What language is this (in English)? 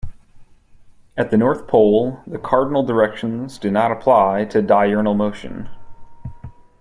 English